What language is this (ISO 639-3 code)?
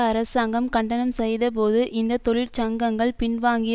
tam